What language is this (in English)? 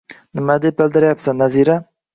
Uzbek